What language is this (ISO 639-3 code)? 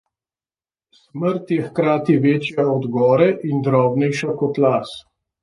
slv